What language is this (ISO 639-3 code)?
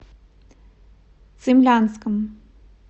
rus